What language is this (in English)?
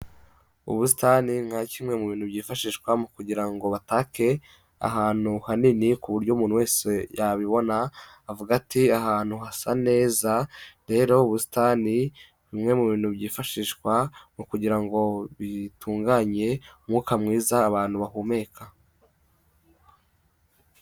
Kinyarwanda